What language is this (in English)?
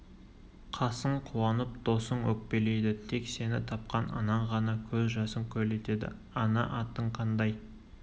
Kazakh